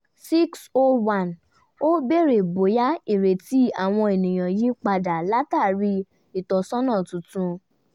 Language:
Yoruba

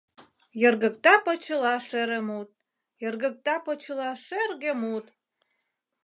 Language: Mari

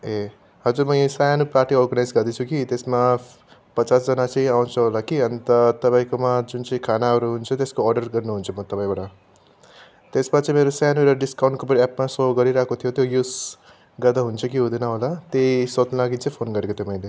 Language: Nepali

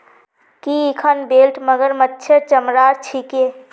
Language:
Magahi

